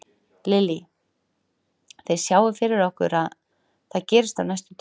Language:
Icelandic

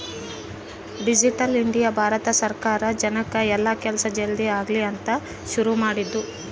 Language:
Kannada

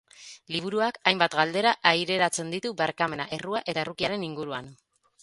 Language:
Basque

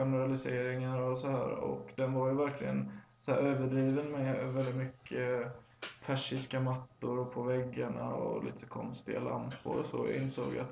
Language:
Swedish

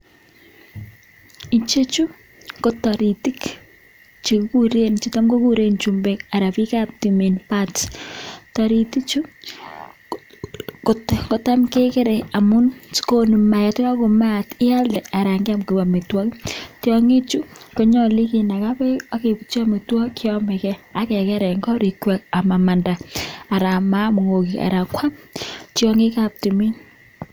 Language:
Kalenjin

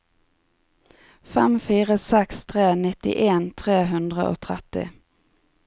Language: Norwegian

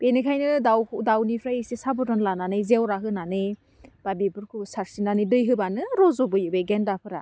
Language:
Bodo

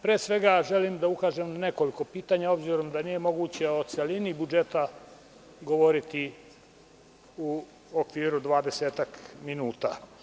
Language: Serbian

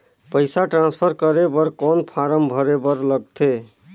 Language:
Chhattisgarhi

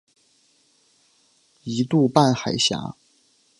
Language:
Chinese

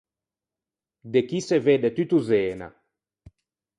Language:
Ligurian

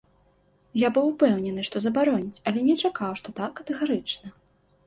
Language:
Belarusian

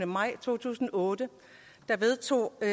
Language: Danish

